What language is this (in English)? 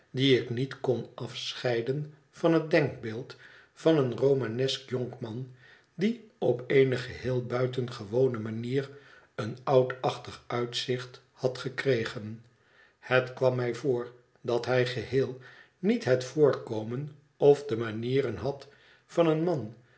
Dutch